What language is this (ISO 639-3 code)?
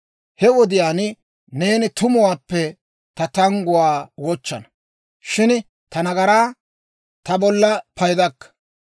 dwr